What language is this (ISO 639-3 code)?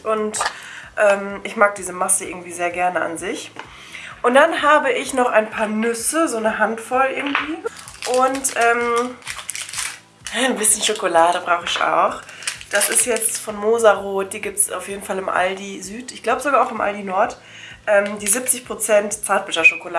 deu